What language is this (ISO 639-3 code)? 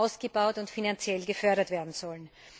deu